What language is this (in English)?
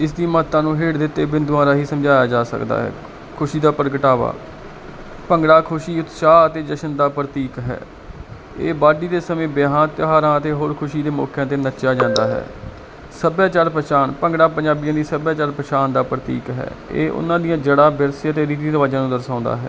Punjabi